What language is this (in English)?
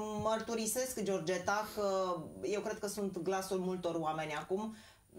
Romanian